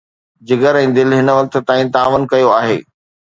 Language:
Sindhi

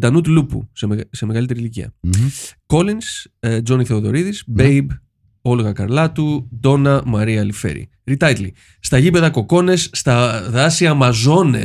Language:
Greek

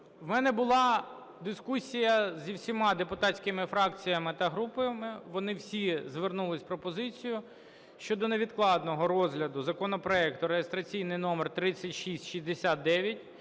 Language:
Ukrainian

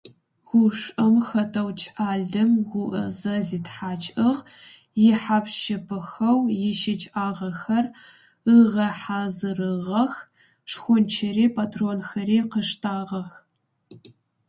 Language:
Adyghe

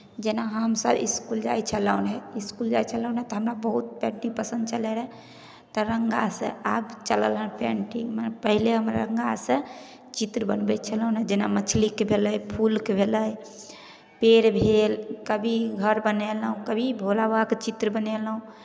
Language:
Maithili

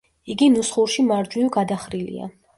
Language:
Georgian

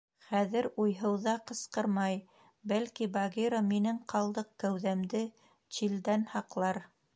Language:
Bashkir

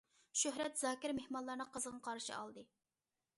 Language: Uyghur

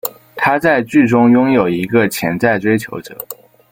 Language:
Chinese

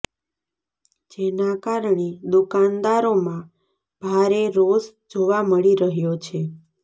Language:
Gujarati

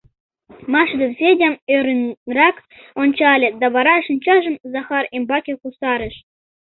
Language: Mari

